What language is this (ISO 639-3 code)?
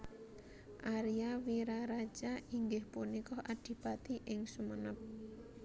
jav